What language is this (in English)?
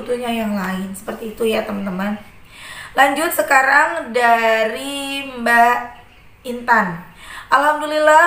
Indonesian